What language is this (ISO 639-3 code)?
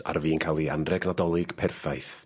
cym